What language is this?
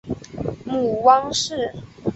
Chinese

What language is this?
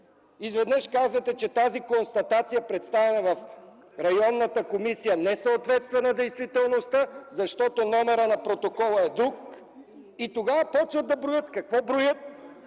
Bulgarian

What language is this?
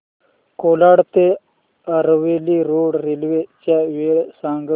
Marathi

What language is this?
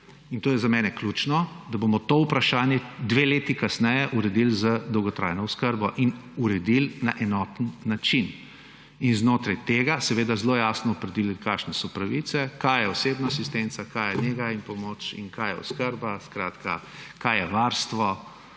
Slovenian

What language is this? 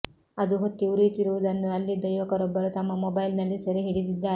Kannada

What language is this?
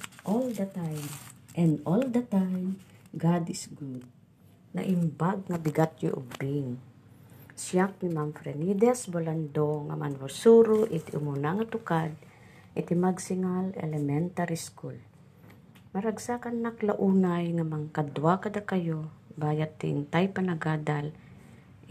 Filipino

